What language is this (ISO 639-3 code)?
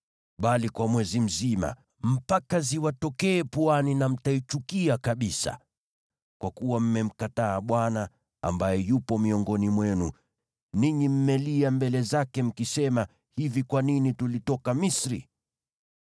swa